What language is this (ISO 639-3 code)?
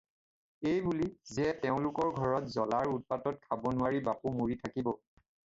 asm